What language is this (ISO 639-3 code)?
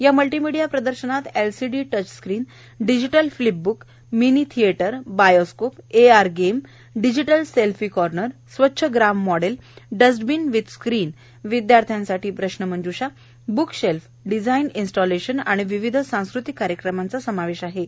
mar